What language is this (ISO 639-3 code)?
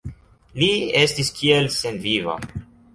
epo